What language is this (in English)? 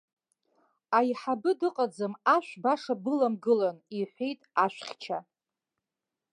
Abkhazian